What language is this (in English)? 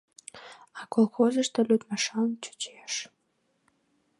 Mari